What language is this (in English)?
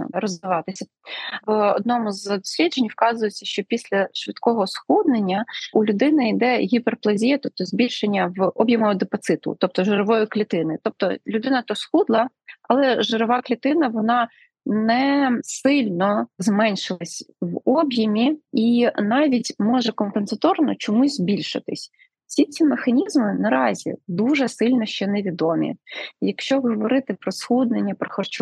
Ukrainian